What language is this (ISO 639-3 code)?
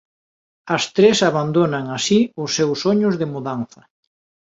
glg